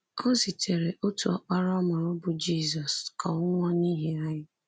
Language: Igbo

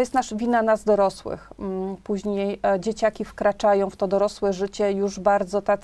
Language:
Polish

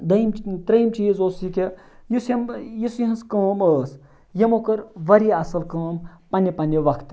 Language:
Kashmiri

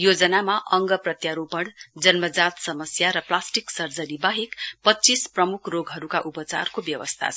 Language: Nepali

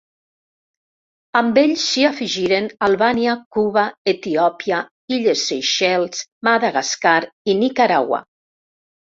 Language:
Catalan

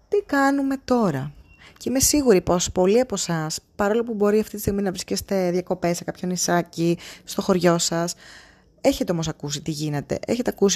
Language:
Greek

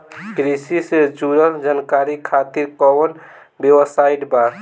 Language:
Bhojpuri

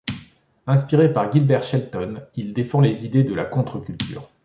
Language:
French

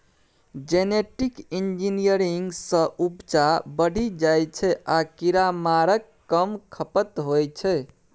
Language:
Maithili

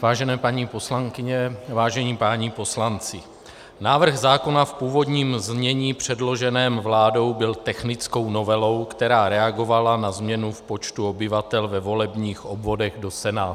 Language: Czech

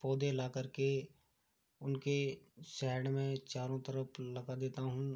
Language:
Hindi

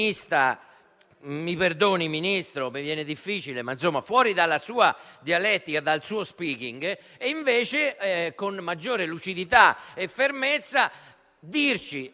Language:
Italian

